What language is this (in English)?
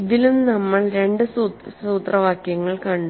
Malayalam